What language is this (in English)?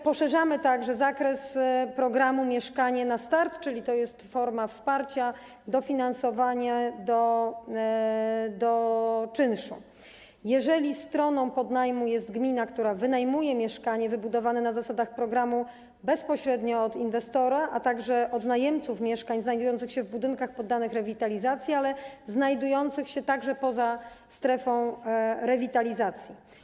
Polish